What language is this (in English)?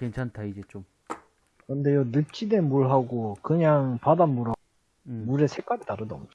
Korean